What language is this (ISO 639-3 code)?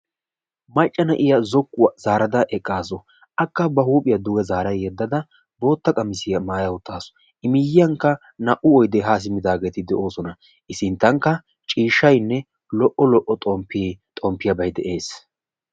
wal